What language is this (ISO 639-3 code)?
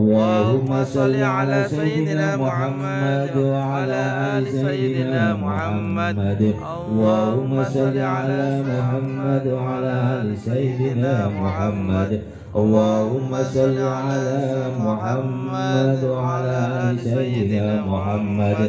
ara